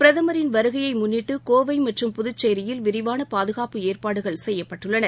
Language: Tamil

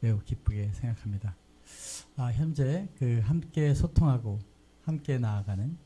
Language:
Korean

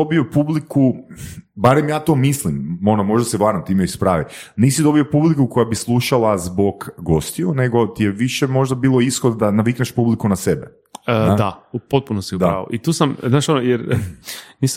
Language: Croatian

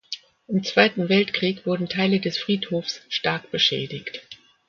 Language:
German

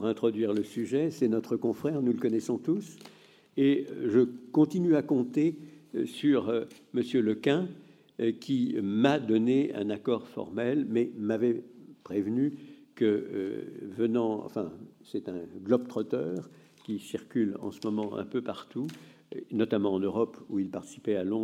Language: French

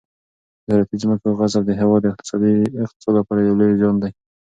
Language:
Pashto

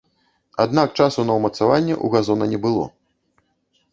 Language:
Belarusian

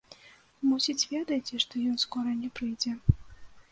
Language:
Belarusian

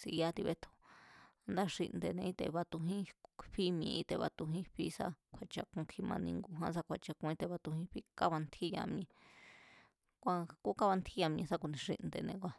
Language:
Mazatlán Mazatec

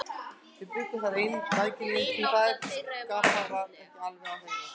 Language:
Icelandic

